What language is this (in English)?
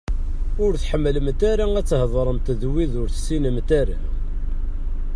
Kabyle